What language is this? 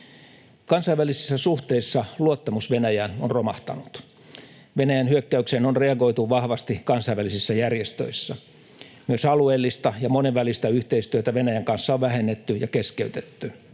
Finnish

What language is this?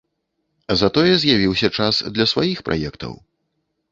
Belarusian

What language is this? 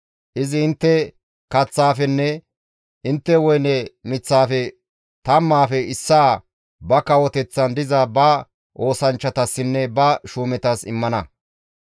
Gamo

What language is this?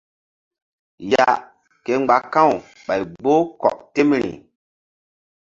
Mbum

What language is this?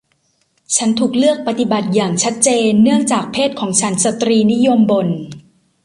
Thai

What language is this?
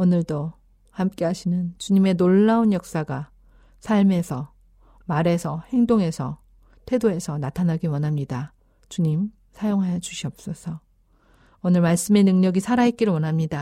Korean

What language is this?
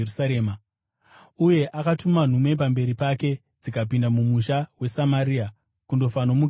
Shona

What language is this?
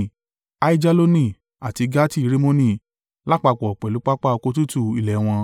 Yoruba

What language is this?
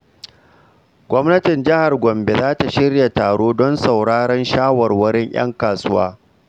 Hausa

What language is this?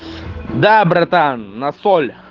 Russian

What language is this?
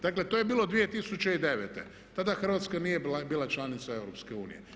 Croatian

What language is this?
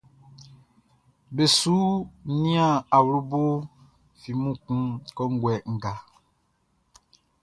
Baoulé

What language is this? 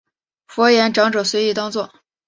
Chinese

